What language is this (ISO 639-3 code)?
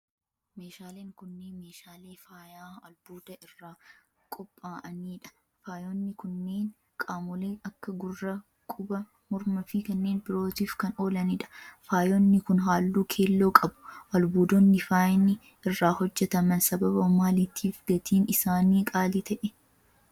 orm